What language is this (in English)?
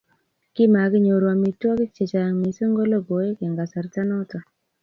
Kalenjin